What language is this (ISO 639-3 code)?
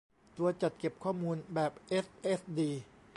tha